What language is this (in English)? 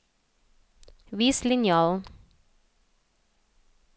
Norwegian